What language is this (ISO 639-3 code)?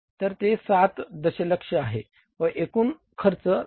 mar